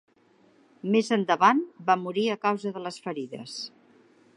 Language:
Catalan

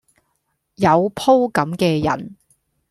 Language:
Cantonese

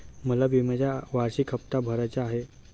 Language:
Marathi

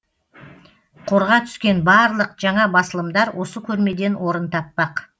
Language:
Kazakh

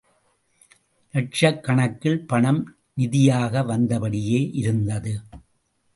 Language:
Tamil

